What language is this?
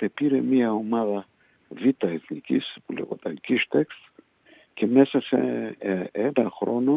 Greek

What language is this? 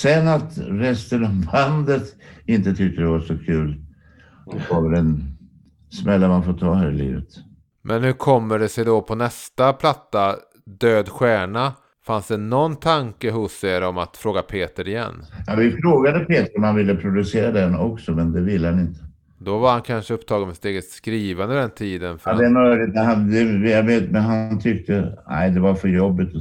Swedish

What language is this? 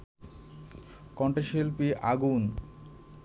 Bangla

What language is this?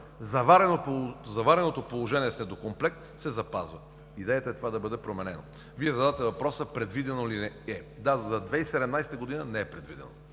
Bulgarian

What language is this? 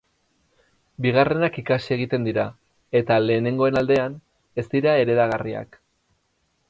Basque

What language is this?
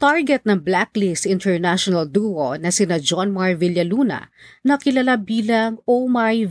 Filipino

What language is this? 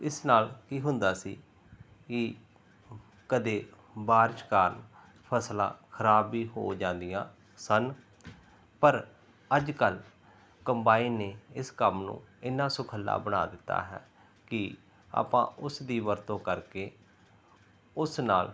Punjabi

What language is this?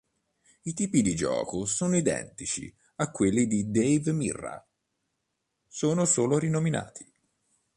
Italian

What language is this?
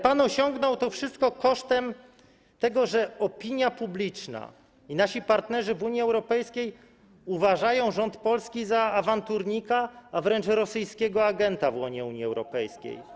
Polish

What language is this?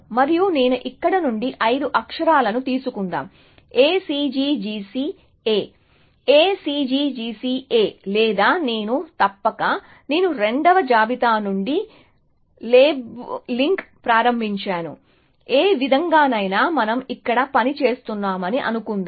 Telugu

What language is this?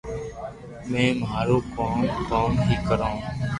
Loarki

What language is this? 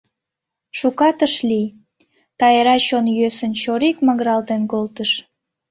Mari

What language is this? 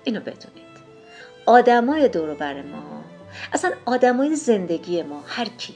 Persian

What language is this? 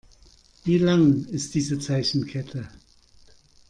German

